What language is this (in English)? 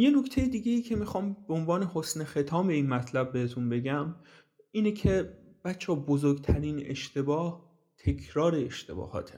Persian